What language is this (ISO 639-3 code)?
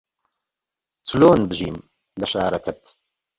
ckb